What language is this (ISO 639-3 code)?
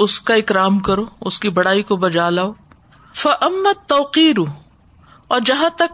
urd